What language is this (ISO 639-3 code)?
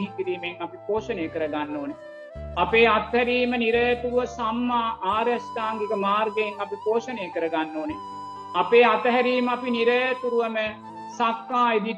sin